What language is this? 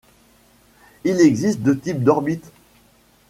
French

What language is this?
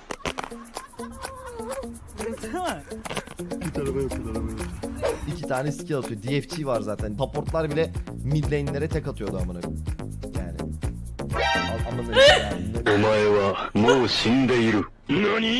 Turkish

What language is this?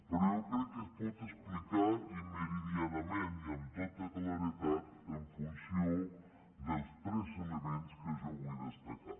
Catalan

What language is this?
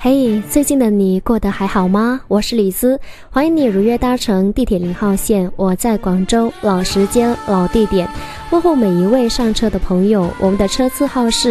Chinese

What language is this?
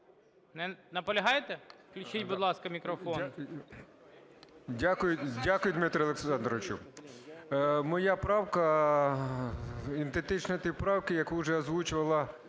Ukrainian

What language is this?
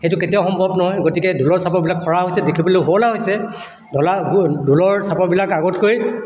Assamese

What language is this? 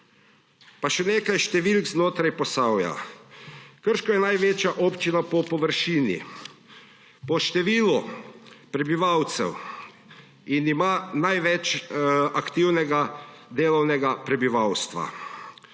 Slovenian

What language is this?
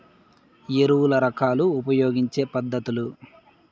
Telugu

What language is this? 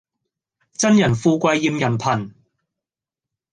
Cantonese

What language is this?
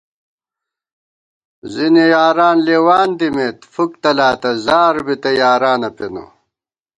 Gawar-Bati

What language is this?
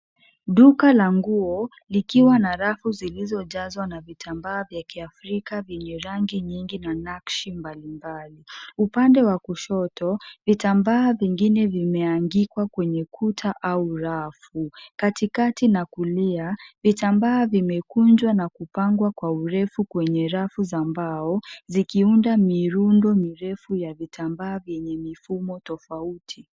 Swahili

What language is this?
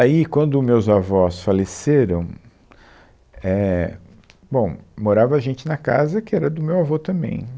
Portuguese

